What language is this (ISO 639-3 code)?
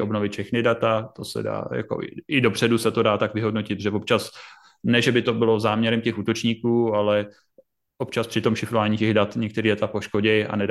ces